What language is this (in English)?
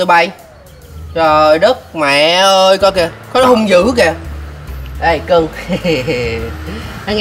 Vietnamese